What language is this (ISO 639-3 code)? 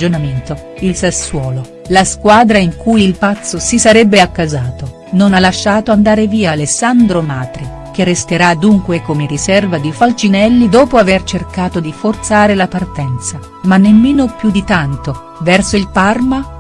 ita